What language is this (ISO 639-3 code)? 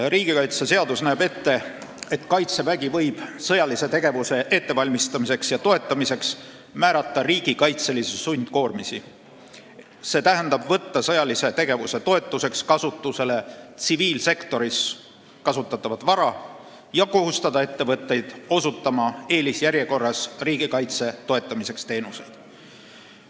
est